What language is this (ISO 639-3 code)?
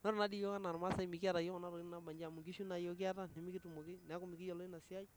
mas